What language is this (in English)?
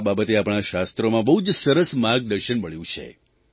Gujarati